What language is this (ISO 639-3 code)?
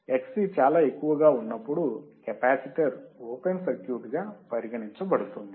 tel